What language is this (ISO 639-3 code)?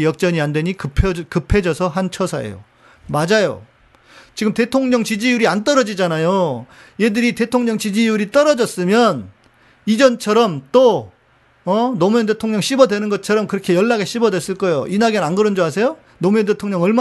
kor